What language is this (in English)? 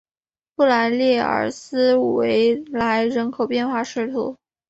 Chinese